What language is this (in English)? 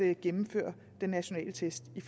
Danish